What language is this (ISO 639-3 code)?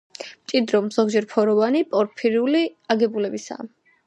kat